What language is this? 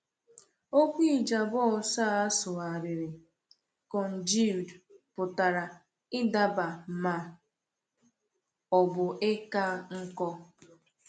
Igbo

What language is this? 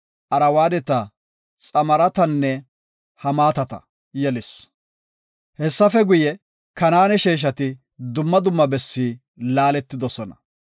Gofa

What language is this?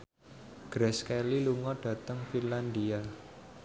Javanese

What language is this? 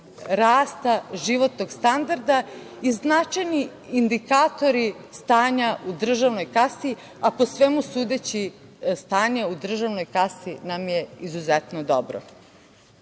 Serbian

